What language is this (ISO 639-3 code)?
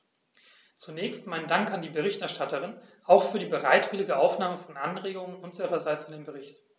deu